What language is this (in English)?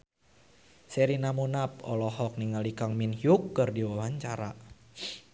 Sundanese